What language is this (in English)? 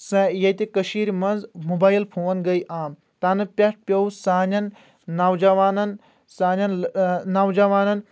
Kashmiri